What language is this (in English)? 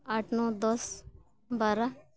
Santali